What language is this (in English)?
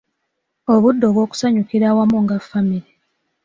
Ganda